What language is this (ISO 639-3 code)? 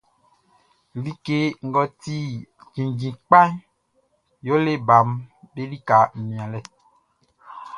bci